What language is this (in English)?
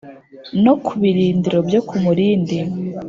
Kinyarwanda